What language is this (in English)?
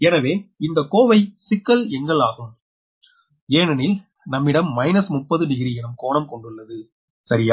Tamil